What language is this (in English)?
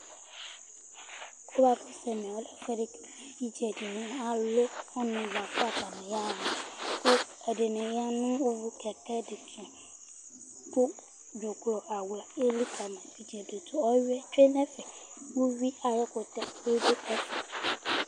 Ikposo